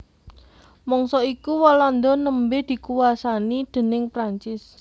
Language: Javanese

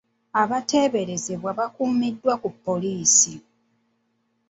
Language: Ganda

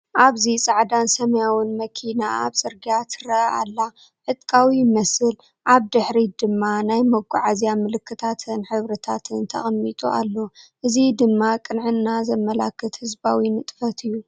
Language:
Tigrinya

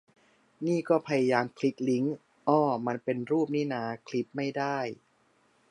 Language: Thai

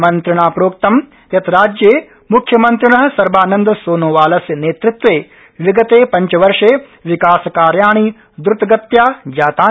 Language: Sanskrit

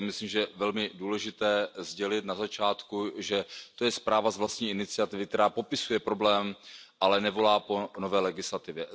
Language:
Czech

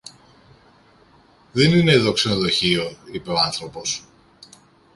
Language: Greek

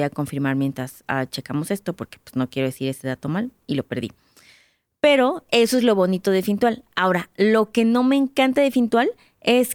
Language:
Spanish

